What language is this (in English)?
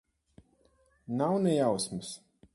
Latvian